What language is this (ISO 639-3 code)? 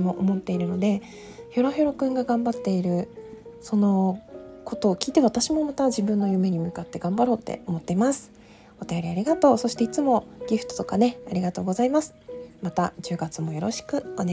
jpn